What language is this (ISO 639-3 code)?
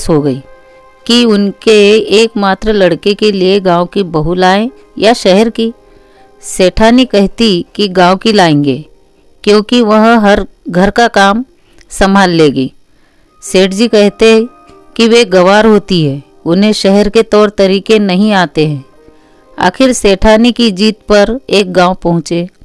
hin